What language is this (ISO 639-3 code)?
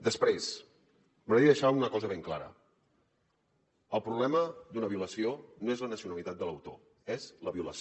cat